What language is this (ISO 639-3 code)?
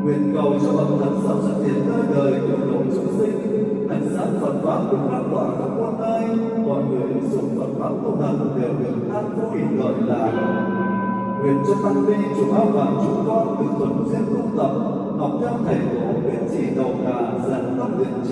vie